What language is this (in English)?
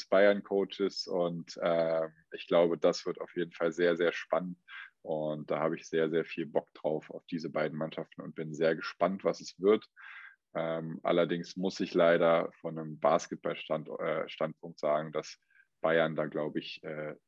German